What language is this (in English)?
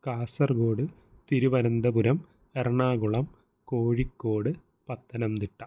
Malayalam